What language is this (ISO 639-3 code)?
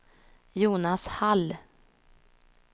swe